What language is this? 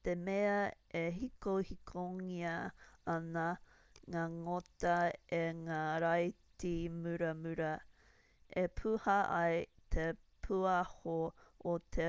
Māori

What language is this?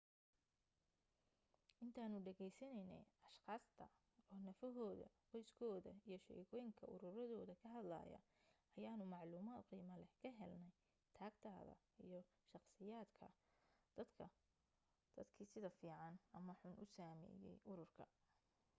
Somali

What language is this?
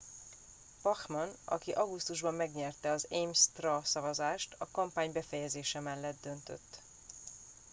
Hungarian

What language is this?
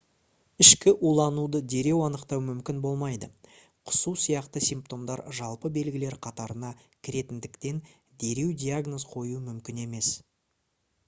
Kazakh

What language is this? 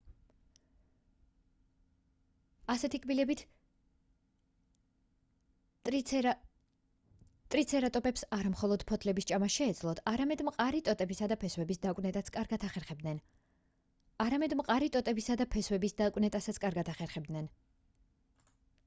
Georgian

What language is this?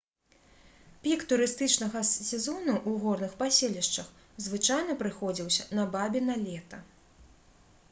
Belarusian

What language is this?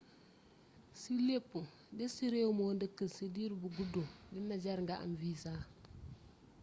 Wolof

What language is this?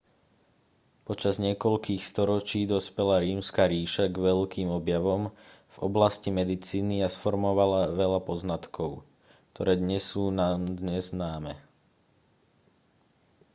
Slovak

